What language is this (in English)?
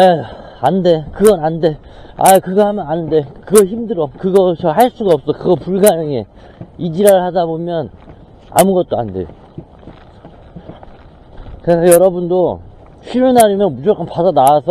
Korean